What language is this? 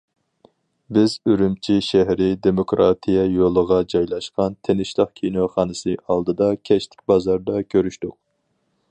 Uyghur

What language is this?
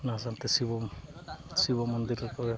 Santali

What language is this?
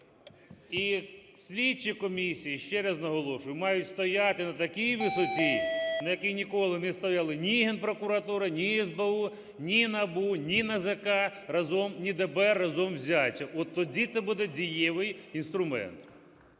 Ukrainian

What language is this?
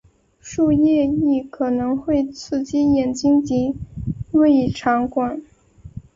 Chinese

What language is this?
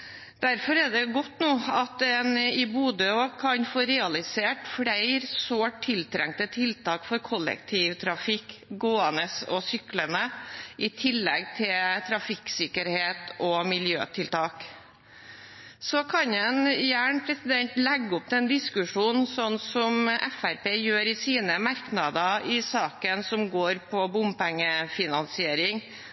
Norwegian Bokmål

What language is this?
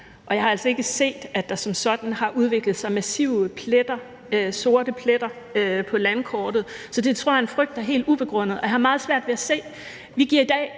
Danish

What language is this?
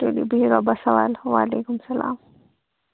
Kashmiri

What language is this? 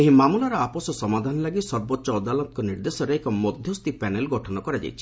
Odia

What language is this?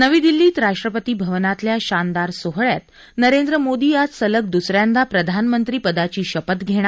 Marathi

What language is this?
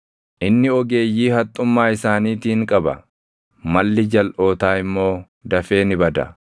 Oromo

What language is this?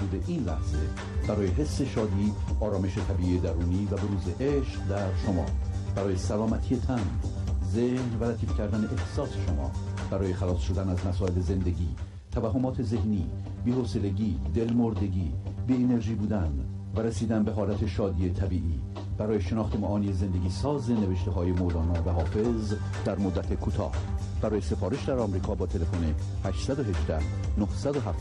Persian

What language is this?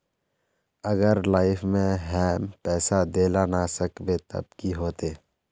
Magahi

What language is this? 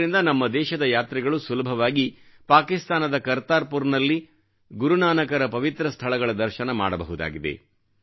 Kannada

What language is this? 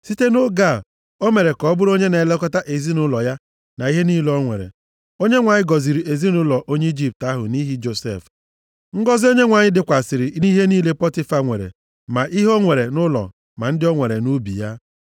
Igbo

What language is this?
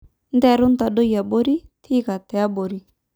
Masai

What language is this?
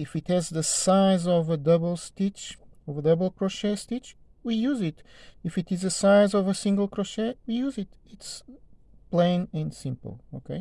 English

